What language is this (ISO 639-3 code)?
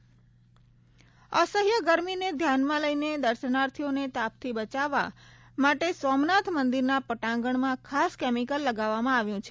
guj